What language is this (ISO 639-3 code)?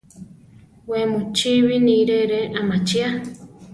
tar